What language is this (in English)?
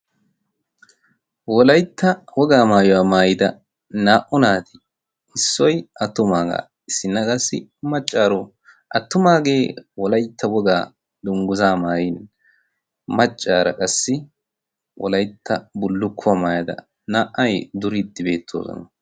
Wolaytta